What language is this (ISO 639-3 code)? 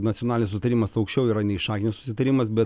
lit